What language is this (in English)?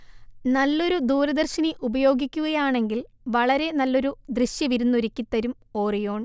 Malayalam